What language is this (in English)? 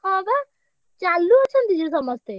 Odia